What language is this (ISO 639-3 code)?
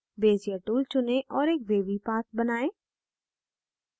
hin